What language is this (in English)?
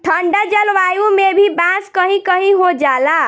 Bhojpuri